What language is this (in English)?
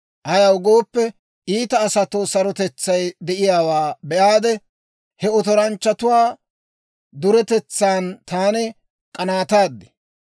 Dawro